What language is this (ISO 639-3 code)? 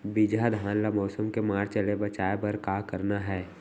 hne